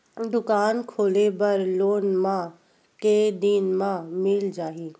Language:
Chhattisgarhi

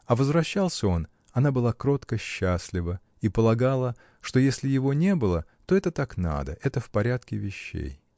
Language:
Russian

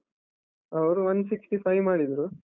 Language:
Kannada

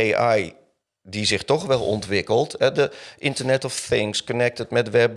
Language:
Dutch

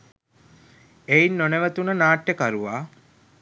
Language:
Sinhala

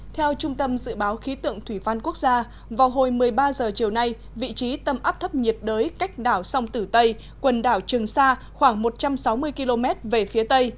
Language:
Vietnamese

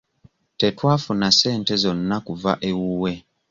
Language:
Ganda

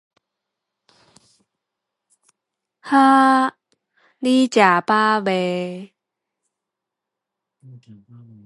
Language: Min Nan Chinese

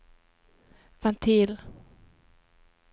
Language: Norwegian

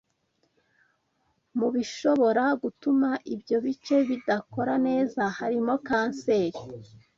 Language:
Kinyarwanda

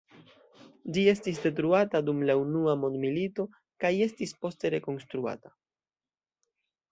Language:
Esperanto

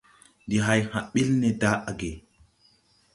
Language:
Tupuri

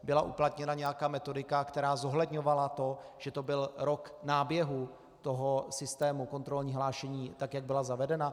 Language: Czech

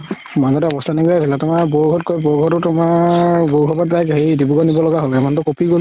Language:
Assamese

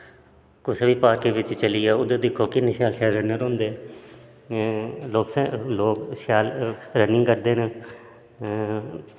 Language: Dogri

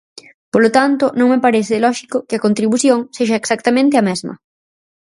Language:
Galician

